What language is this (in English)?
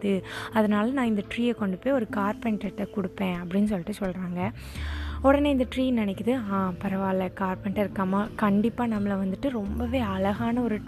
Tamil